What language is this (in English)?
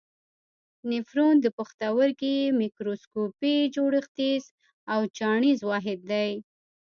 Pashto